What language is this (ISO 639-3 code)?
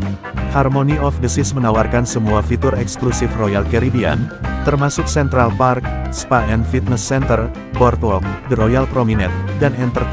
ind